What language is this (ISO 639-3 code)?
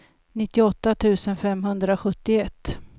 swe